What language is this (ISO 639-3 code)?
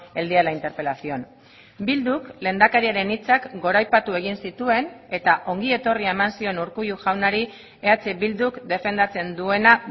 eus